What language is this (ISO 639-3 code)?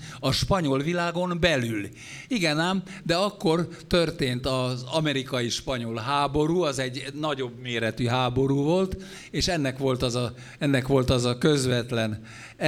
hun